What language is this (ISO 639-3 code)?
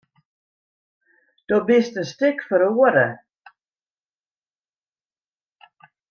fry